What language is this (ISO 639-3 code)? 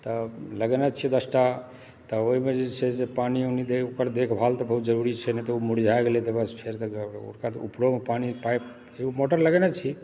mai